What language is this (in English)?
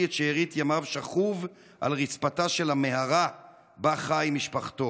Hebrew